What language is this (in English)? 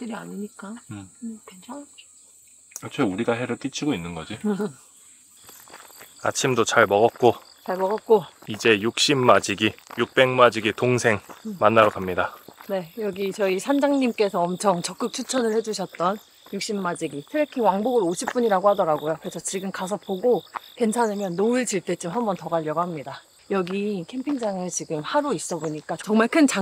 Korean